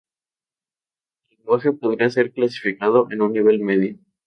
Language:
Spanish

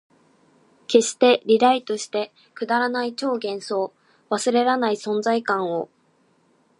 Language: Japanese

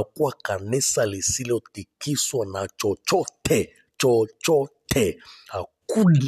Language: Swahili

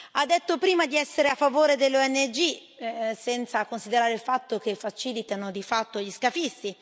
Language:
Italian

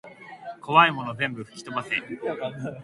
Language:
Japanese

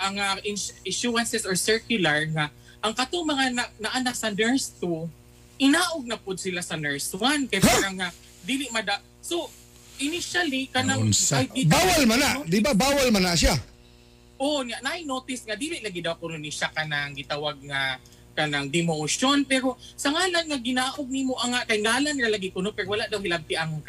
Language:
Filipino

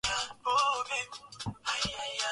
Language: Swahili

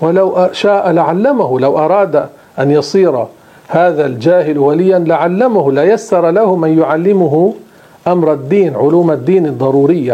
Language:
Arabic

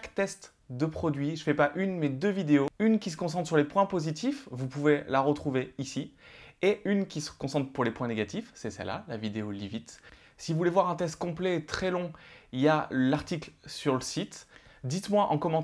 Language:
French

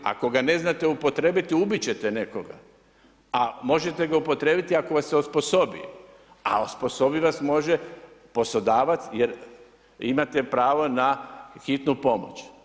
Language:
Croatian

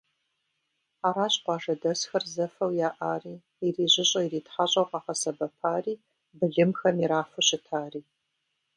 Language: Kabardian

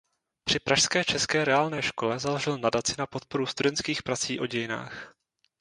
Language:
Czech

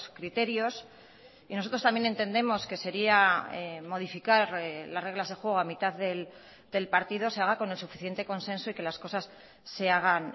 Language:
Spanish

